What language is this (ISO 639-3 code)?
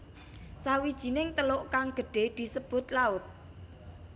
jav